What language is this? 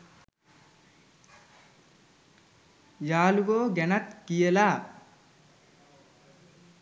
Sinhala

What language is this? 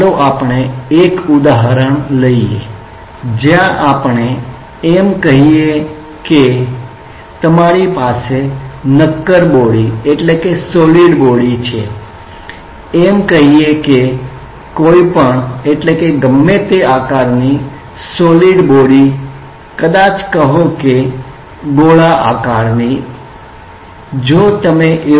Gujarati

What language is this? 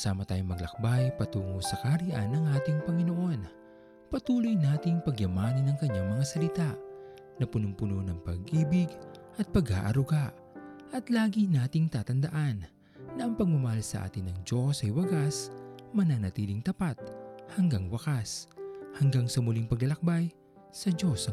Filipino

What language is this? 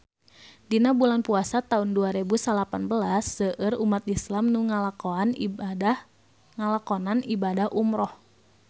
Sundanese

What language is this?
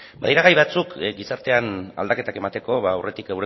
Basque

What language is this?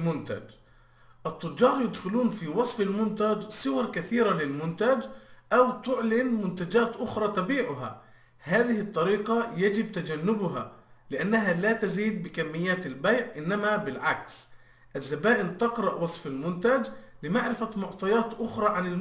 Arabic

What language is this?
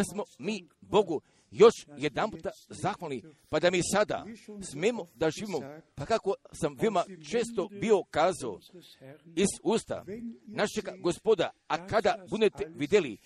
Croatian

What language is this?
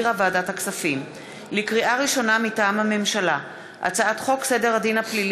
Hebrew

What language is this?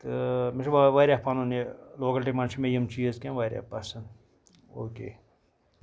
Kashmiri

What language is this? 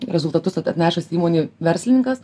Lithuanian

